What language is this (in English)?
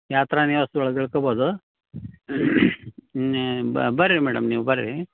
Kannada